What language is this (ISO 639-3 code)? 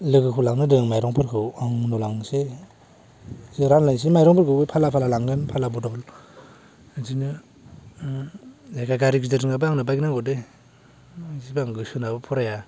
brx